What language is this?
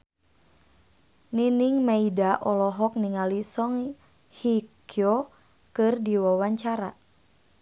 Sundanese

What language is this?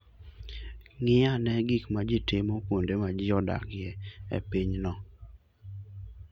Luo (Kenya and Tanzania)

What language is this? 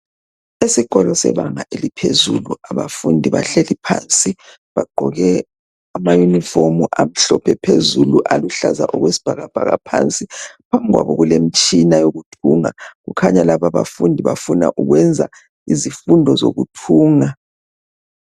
North Ndebele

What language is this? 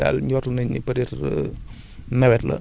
Wolof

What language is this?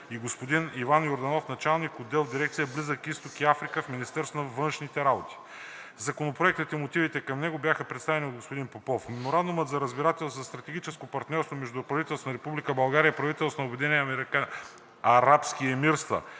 Bulgarian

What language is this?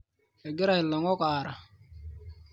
Masai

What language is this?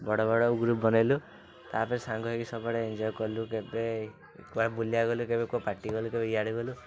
Odia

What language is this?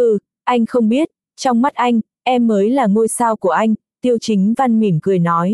Vietnamese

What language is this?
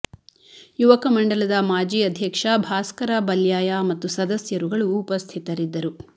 Kannada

